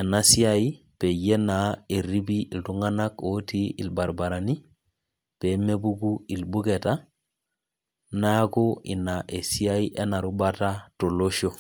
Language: Masai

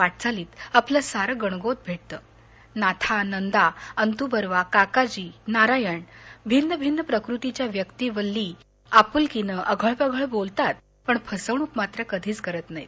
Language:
Marathi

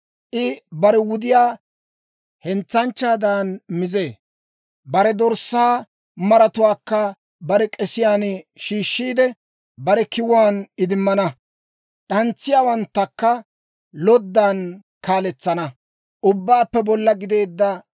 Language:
Dawro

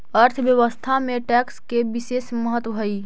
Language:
Magahi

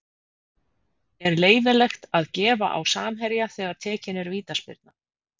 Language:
Icelandic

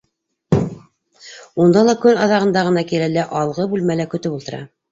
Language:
Bashkir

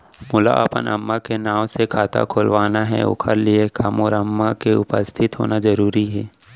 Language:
Chhattisgarhi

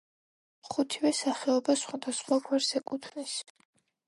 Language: Georgian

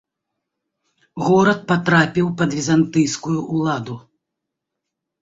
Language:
Belarusian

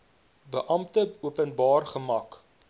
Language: Afrikaans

